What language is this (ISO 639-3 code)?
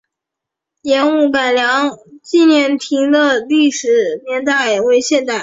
zho